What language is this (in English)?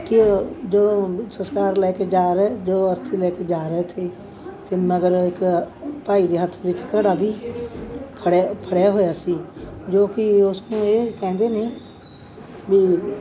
Punjabi